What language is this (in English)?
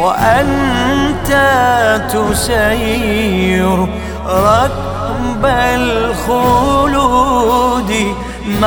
Arabic